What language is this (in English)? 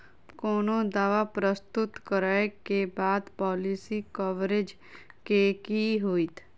Maithili